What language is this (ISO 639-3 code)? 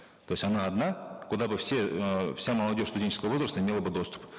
kaz